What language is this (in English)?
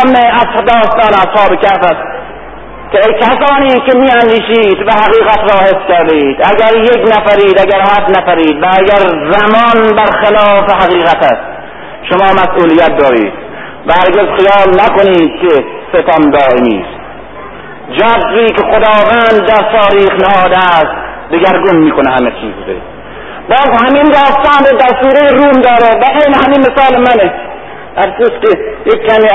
Persian